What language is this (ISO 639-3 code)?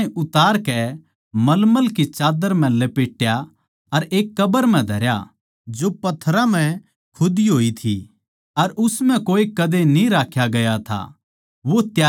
bgc